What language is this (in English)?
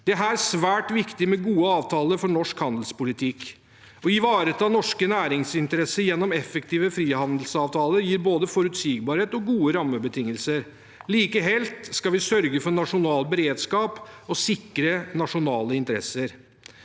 Norwegian